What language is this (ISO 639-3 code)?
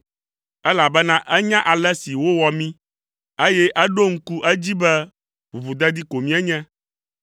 ewe